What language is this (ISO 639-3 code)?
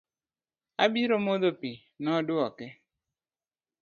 luo